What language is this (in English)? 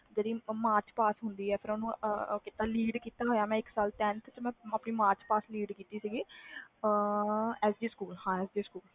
Punjabi